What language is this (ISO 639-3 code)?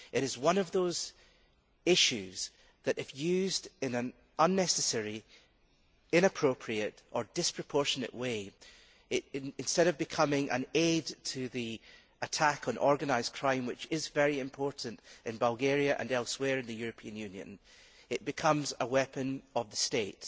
eng